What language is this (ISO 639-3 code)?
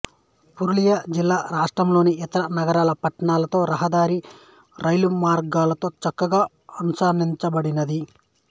tel